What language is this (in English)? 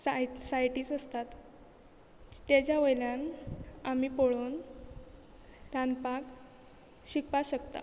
Konkani